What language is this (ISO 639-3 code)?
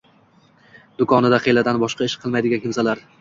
uzb